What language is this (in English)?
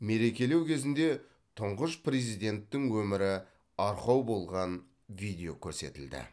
Kazakh